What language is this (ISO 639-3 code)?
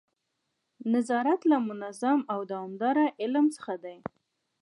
pus